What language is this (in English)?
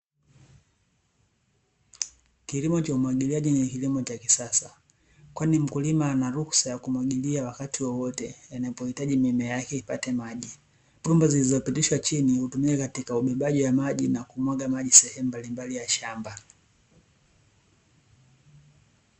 Swahili